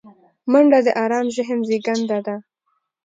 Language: Pashto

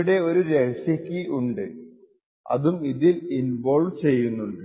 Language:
Malayalam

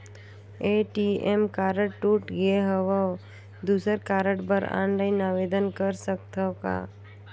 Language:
Chhattisgarhi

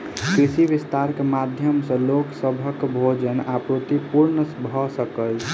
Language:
Maithili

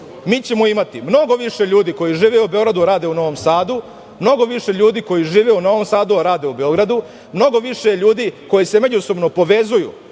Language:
Serbian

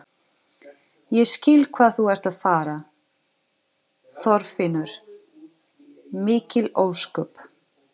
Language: Icelandic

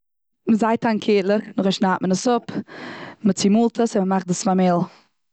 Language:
Yiddish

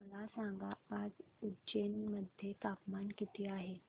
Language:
Marathi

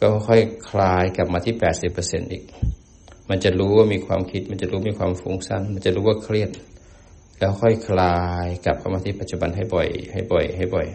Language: Thai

